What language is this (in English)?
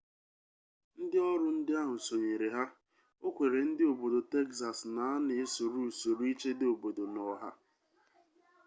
Igbo